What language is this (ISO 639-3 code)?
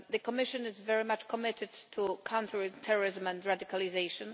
eng